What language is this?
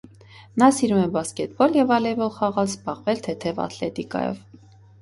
Armenian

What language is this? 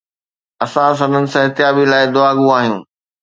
Sindhi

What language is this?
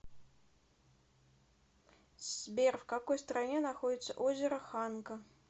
Russian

